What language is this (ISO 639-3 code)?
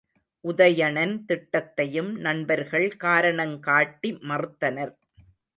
tam